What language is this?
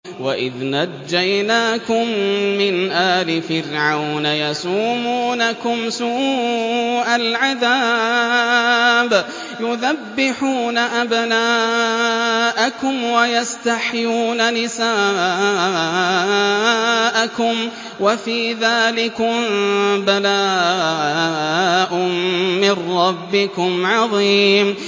Arabic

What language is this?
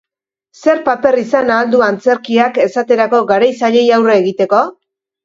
Basque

